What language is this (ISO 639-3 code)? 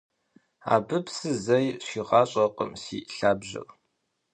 kbd